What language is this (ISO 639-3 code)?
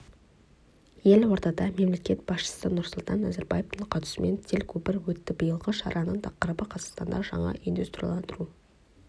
kaz